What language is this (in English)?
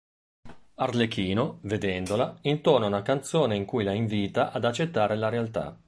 Italian